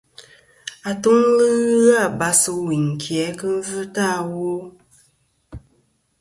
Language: Kom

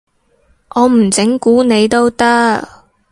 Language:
Cantonese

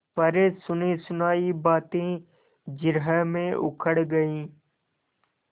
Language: Hindi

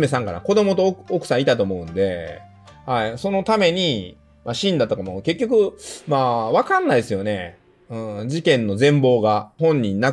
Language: Japanese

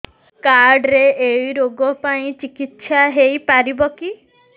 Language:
Odia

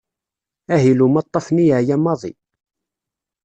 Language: Kabyle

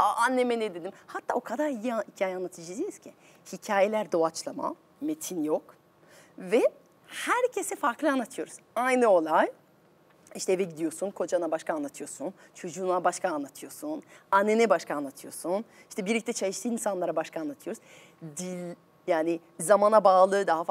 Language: Turkish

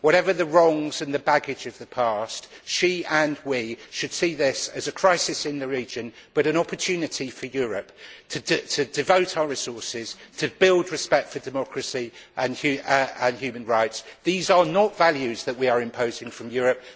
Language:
English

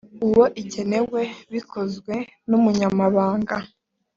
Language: Kinyarwanda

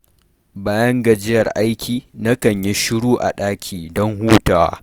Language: Hausa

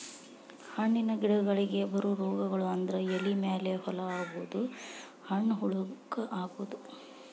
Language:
Kannada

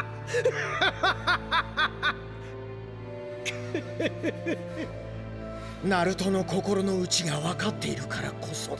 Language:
Japanese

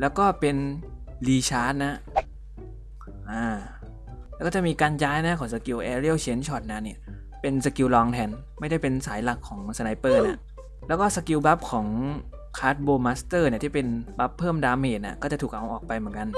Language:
Thai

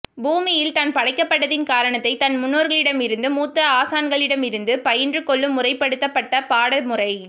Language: Tamil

